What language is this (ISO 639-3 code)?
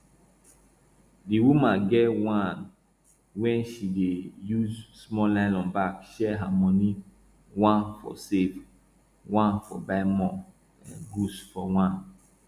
pcm